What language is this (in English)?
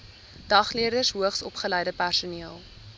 Afrikaans